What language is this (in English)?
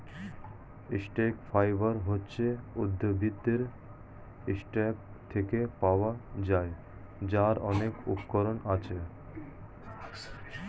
Bangla